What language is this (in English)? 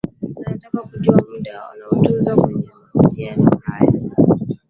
Swahili